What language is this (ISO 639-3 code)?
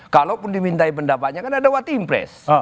ind